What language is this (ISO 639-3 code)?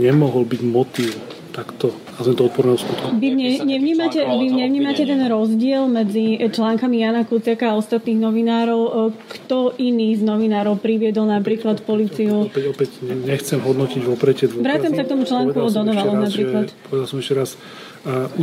slk